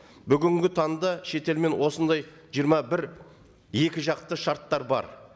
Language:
Kazakh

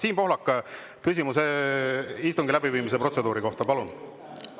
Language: Estonian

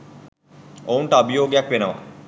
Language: Sinhala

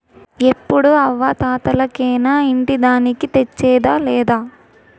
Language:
Telugu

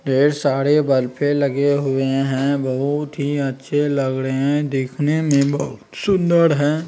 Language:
Magahi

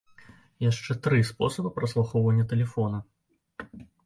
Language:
Belarusian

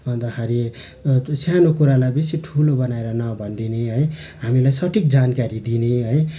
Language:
Nepali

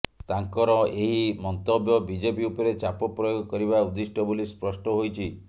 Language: Odia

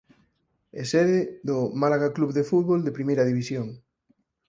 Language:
Galician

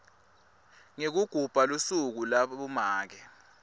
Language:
Swati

